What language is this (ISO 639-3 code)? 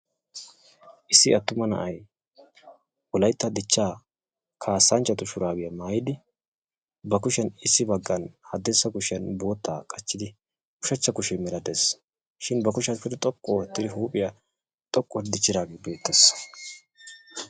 wal